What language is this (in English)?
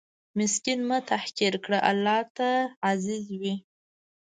Pashto